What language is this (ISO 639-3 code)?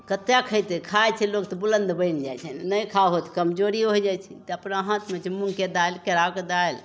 mai